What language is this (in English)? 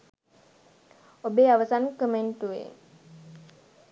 Sinhala